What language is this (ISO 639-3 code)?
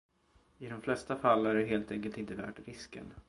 swe